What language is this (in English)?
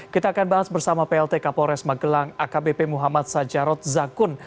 Indonesian